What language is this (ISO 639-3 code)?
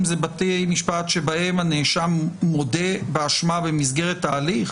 heb